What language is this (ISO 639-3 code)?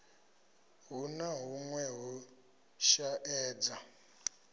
ven